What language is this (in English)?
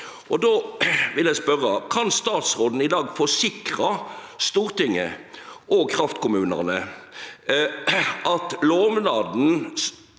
Norwegian